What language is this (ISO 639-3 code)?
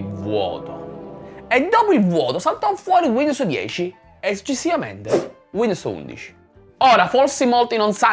ita